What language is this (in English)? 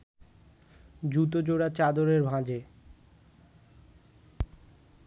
Bangla